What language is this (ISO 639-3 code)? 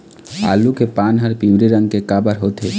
hne